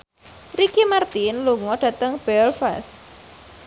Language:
Javanese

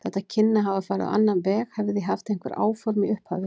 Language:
Icelandic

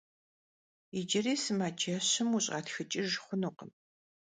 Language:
Kabardian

